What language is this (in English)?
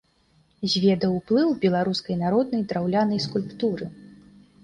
Belarusian